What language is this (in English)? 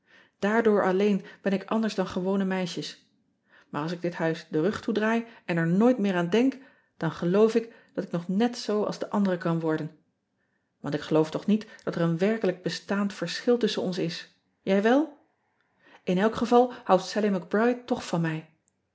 Dutch